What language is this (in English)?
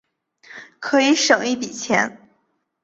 Chinese